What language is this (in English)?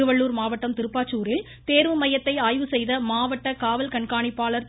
Tamil